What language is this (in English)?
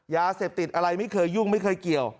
Thai